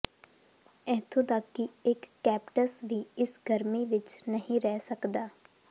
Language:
Punjabi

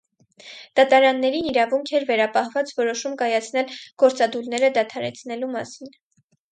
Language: Armenian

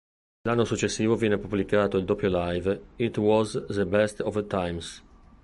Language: Italian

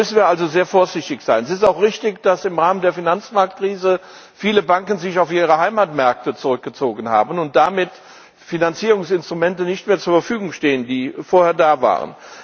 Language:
German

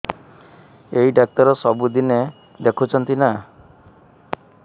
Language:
Odia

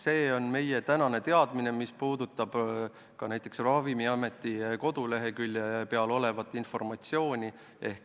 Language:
Estonian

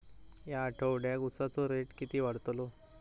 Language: Marathi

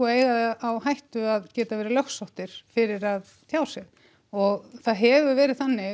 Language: Icelandic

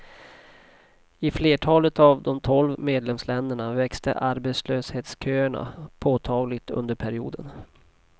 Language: Swedish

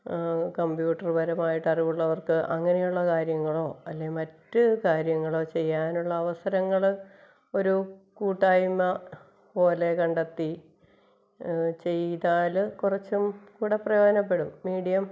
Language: Malayalam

